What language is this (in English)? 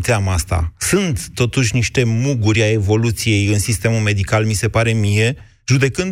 Romanian